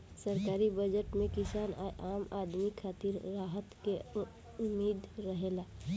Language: Bhojpuri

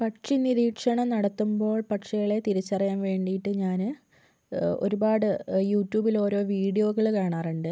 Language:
Malayalam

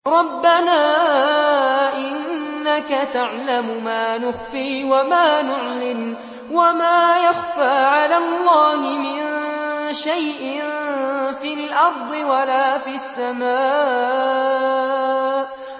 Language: Arabic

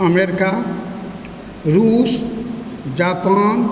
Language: Maithili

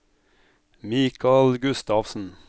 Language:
Norwegian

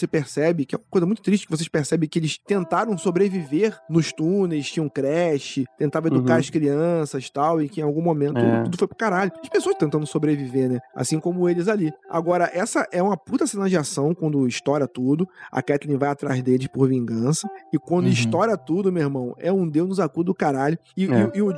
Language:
Portuguese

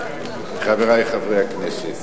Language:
Hebrew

